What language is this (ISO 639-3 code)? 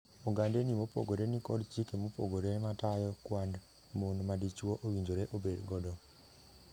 luo